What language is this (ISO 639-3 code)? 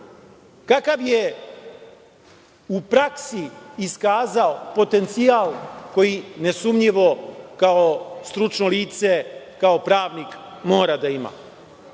srp